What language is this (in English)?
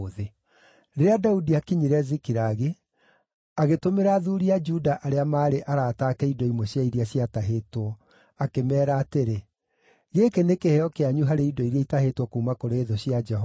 Kikuyu